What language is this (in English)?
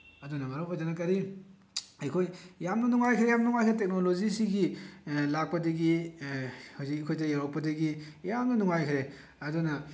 Manipuri